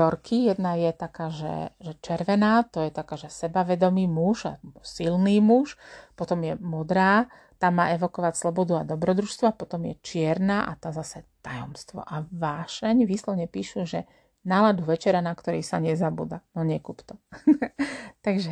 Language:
Slovak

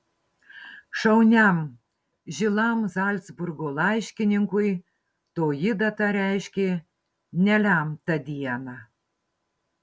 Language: Lithuanian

